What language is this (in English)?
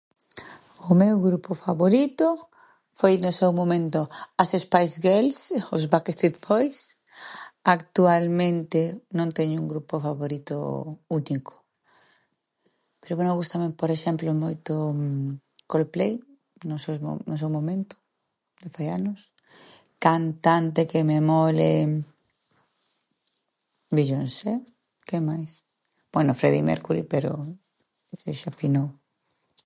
Galician